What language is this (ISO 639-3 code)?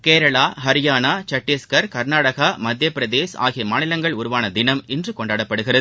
tam